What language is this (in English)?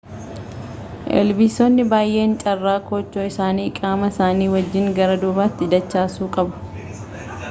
Oromo